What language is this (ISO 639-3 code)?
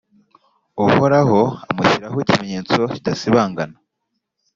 kin